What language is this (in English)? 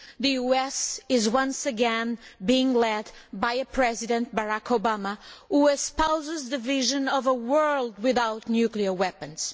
English